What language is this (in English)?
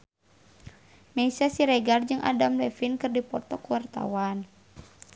Sundanese